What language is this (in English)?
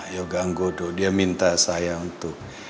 Indonesian